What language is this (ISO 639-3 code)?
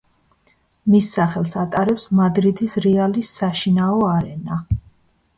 kat